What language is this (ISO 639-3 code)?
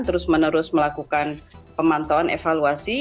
ind